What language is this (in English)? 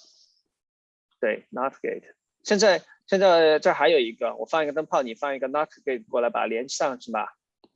Chinese